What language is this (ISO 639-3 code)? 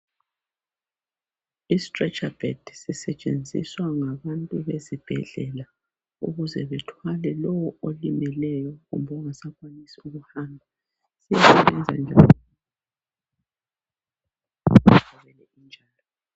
nde